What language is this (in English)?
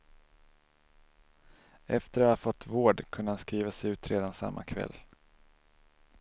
Swedish